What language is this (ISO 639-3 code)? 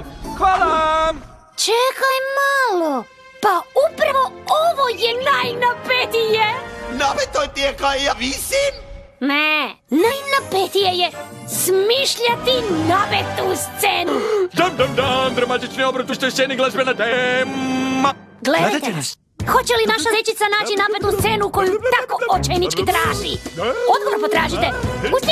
ron